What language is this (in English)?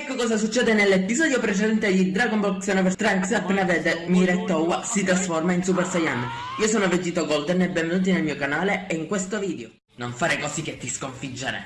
Italian